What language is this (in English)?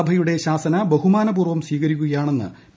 Malayalam